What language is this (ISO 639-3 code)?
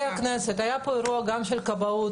heb